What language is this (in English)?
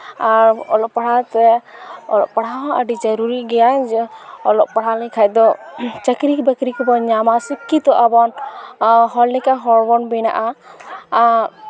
Santali